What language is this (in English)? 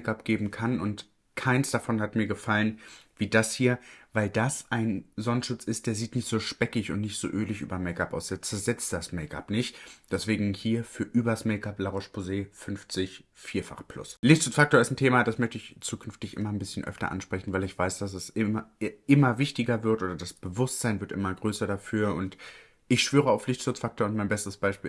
German